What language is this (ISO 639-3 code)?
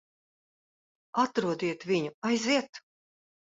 lav